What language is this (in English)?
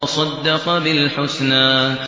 Arabic